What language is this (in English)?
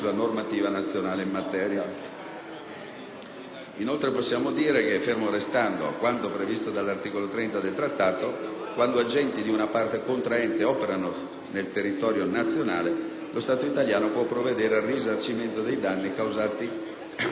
Italian